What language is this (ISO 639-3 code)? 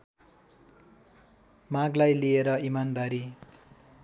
nep